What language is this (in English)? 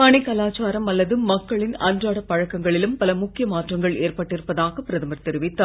Tamil